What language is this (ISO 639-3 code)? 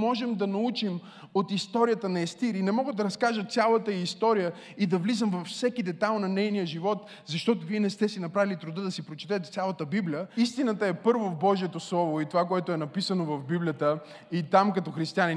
bul